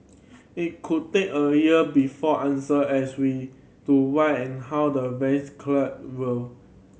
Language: English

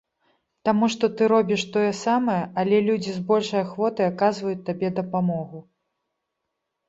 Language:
Belarusian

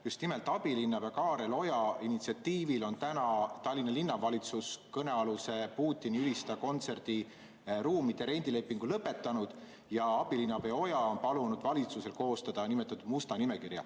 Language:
Estonian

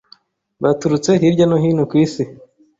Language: Kinyarwanda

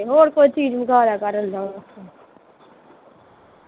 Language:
Punjabi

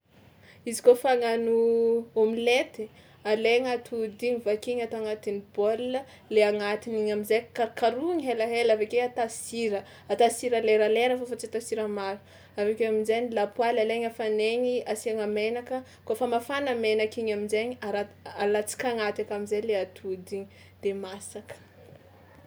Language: Tsimihety Malagasy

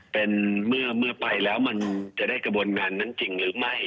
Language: Thai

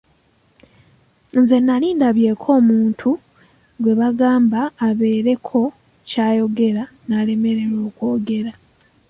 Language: Ganda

